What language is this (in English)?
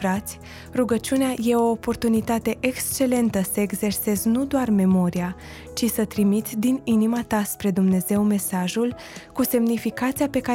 Romanian